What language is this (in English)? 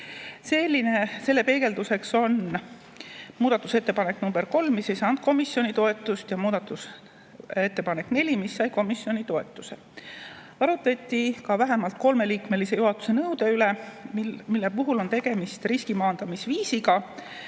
Estonian